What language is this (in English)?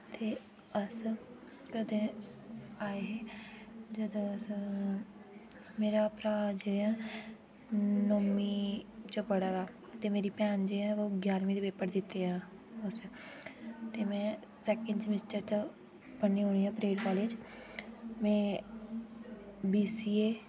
Dogri